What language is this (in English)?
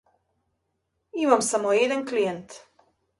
Macedonian